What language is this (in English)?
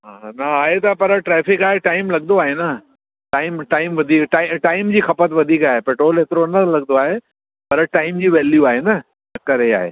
Sindhi